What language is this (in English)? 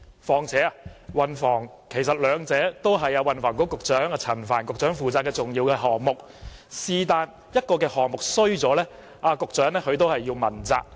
Cantonese